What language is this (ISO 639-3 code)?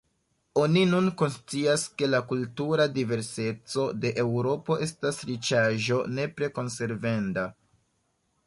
epo